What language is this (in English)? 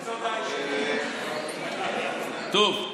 Hebrew